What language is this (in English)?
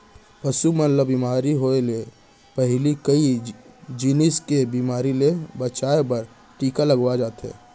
Chhattisgarhi